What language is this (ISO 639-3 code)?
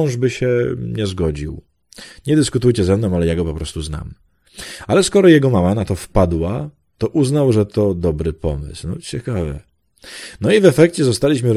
pol